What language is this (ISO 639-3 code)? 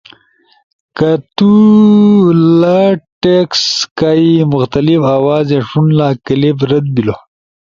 ush